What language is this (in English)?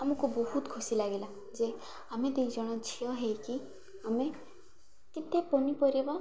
Odia